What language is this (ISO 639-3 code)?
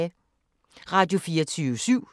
dan